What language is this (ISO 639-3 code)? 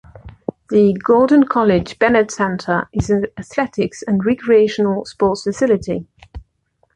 eng